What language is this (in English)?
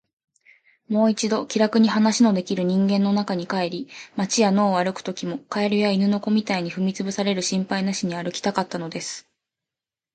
Japanese